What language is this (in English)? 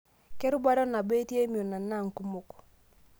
Masai